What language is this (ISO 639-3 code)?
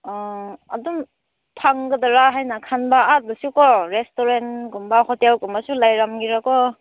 mni